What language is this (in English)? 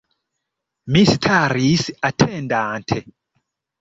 Esperanto